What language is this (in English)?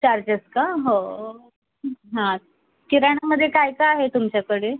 Marathi